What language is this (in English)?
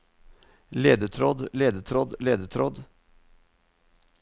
Norwegian